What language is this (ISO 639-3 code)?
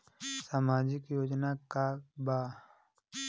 bho